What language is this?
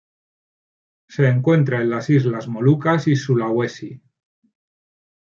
Spanish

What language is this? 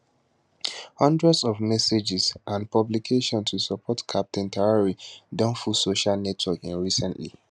Nigerian Pidgin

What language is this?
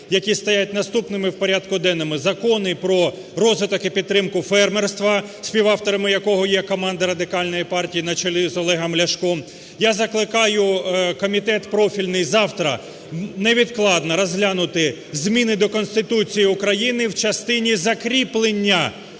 Ukrainian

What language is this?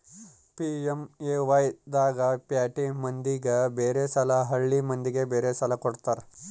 Kannada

